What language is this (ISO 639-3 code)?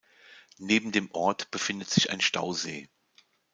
deu